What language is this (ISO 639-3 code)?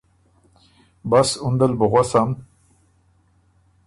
oru